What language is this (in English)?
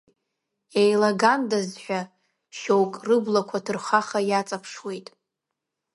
Abkhazian